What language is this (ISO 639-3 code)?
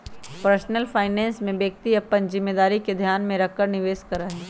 mag